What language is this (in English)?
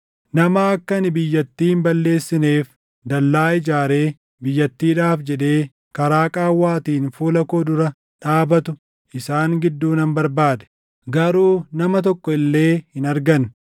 Oromo